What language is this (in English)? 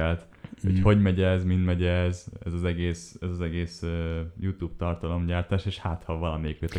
Hungarian